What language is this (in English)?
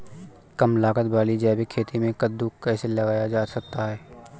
Hindi